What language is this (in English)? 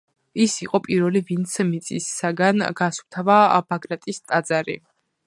Georgian